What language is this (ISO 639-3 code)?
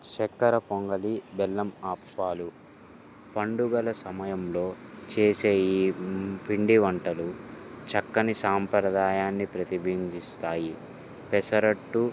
tel